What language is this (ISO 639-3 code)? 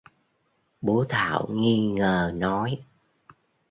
vie